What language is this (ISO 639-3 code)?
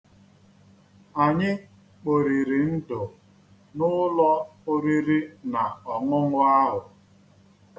ibo